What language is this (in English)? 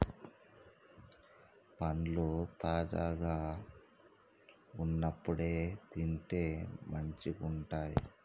Telugu